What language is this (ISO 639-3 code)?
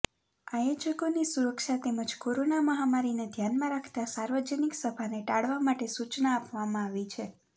guj